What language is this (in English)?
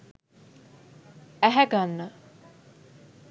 Sinhala